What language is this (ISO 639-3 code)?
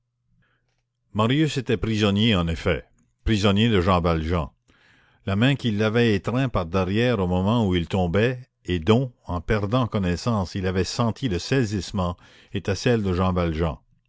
fra